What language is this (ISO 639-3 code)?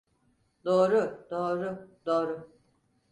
tur